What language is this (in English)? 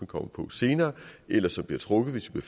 Danish